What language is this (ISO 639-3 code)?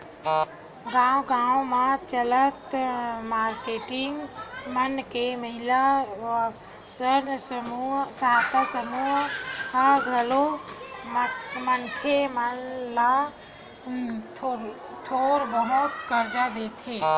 hne